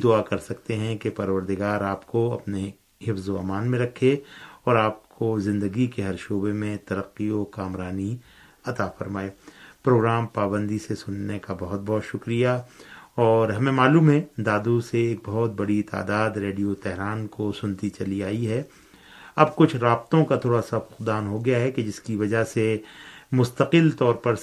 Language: Urdu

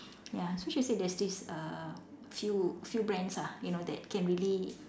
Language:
English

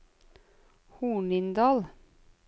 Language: Norwegian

